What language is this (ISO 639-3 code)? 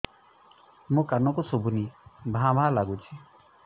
ori